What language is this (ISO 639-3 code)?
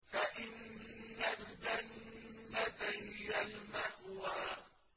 ara